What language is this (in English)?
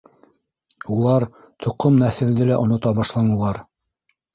Bashkir